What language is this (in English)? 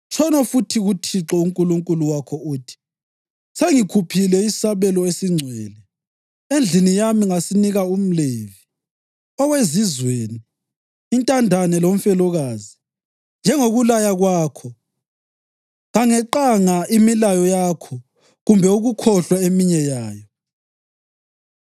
North Ndebele